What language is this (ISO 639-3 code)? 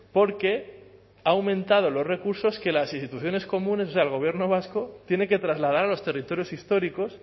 spa